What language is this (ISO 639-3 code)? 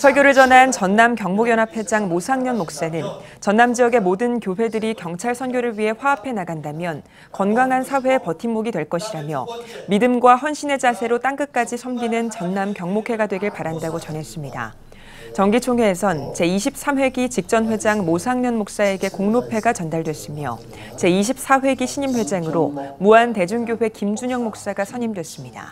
kor